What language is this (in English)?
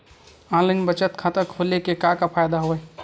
Chhattisgarhi